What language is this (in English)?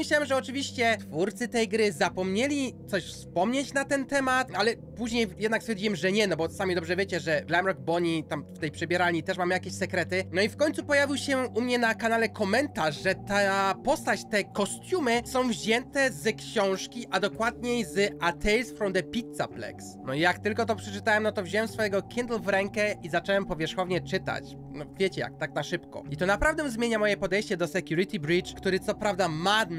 Polish